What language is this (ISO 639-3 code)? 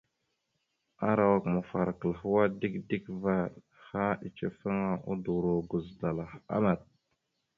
mxu